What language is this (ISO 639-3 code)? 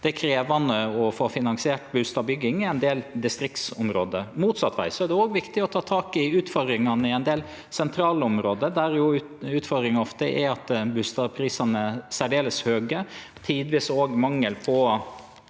nor